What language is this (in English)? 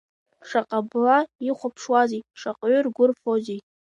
Abkhazian